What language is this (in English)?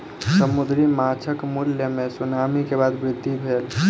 Maithili